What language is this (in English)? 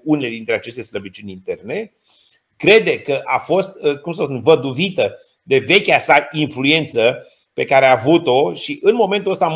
Romanian